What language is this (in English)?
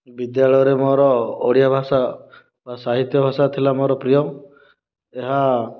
Odia